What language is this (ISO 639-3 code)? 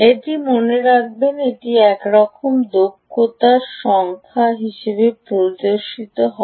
ben